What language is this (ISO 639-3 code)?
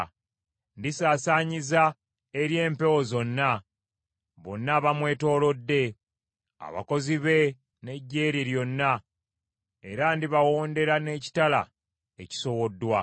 lug